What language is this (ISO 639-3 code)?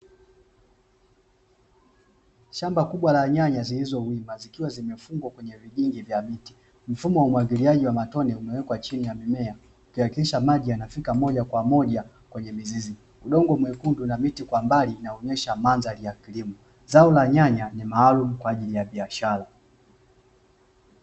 swa